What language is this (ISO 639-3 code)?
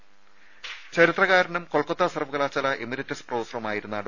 mal